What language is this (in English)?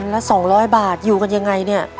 Thai